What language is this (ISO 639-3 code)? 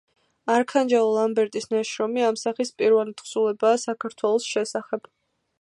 kat